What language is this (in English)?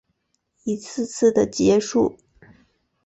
Chinese